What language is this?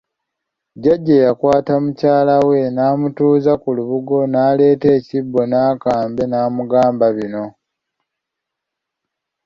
Ganda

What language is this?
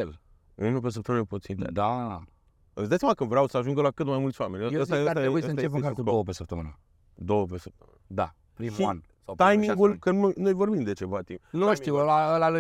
Romanian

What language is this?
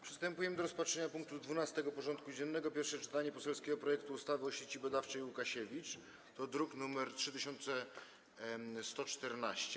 Polish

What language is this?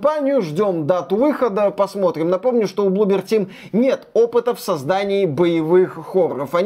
Russian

